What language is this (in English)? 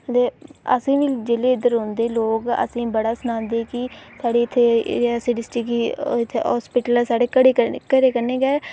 Dogri